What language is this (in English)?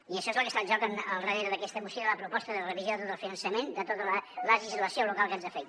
Catalan